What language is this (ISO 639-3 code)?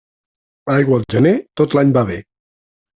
cat